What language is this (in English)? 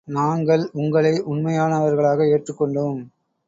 Tamil